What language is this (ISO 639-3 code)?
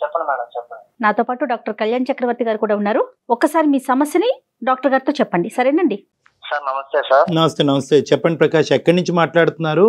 tel